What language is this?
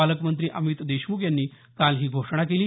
Marathi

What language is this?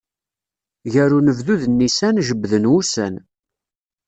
Kabyle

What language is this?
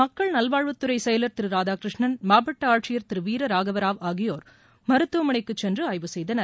Tamil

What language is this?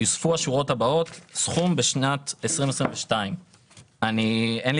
Hebrew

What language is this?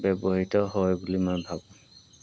Assamese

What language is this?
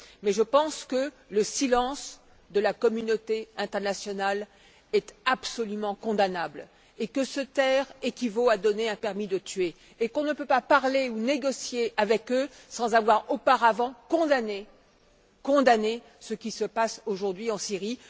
French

